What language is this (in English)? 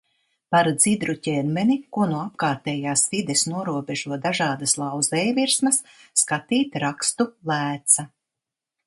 Latvian